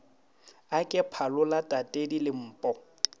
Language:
Northern Sotho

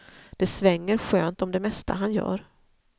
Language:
Swedish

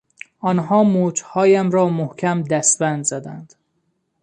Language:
Persian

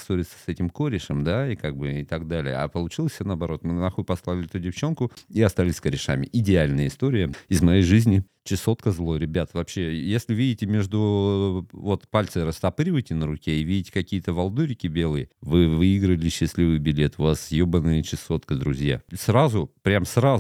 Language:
Russian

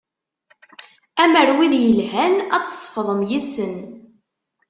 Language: Kabyle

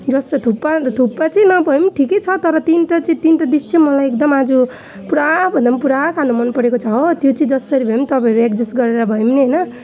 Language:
Nepali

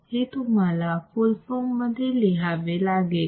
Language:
Marathi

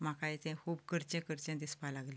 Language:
Konkani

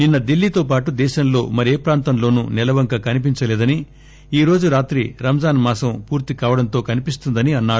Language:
Telugu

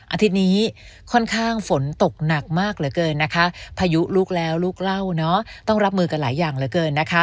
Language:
Thai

